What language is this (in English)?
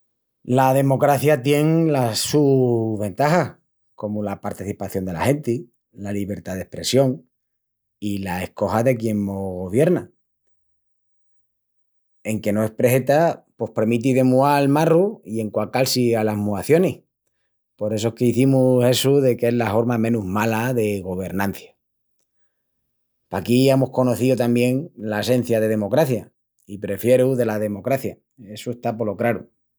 Extremaduran